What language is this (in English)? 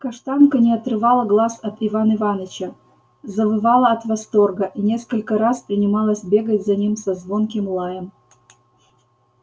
Russian